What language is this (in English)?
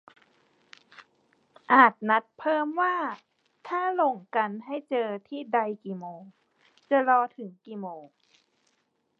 Thai